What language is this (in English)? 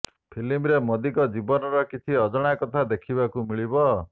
Odia